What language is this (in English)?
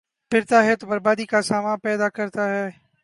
Urdu